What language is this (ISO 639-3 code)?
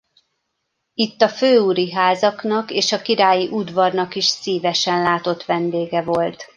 hun